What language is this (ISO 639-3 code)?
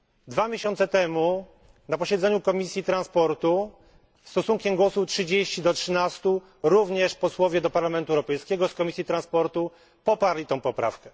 pol